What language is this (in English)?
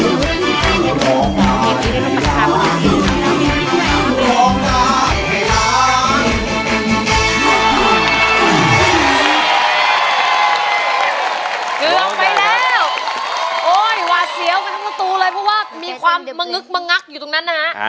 Thai